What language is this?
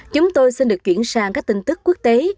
Vietnamese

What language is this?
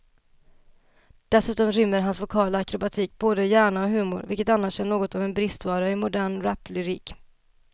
Swedish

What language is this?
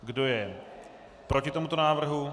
Czech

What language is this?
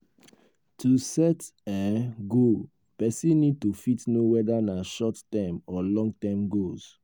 Nigerian Pidgin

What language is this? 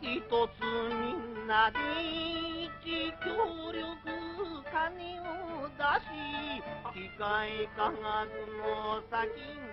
Japanese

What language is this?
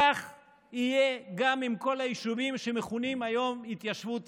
Hebrew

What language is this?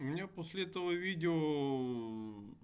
Russian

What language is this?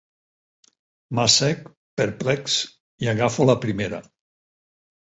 Catalan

